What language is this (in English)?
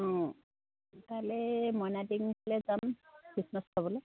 Assamese